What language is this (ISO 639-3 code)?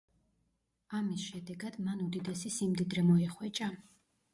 kat